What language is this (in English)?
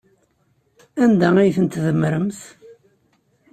Kabyle